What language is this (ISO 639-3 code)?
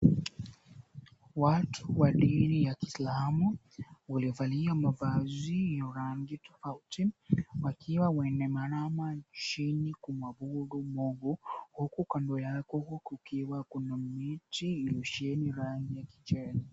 swa